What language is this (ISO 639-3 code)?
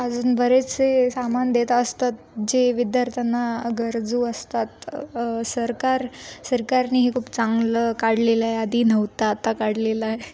mar